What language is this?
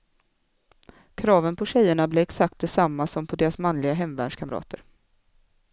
Swedish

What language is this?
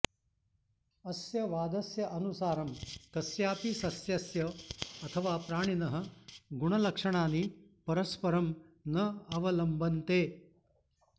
Sanskrit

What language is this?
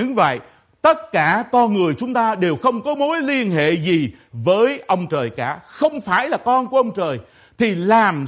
Vietnamese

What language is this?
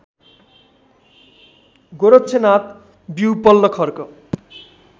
Nepali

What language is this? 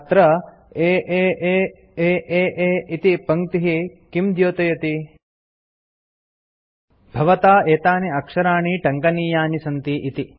Sanskrit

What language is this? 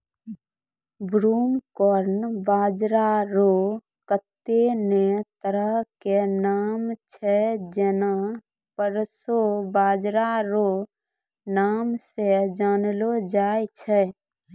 Maithili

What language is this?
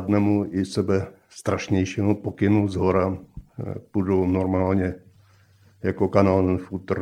Czech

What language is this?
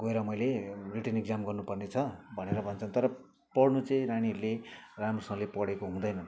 Nepali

